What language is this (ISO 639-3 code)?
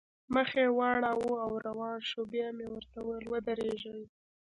pus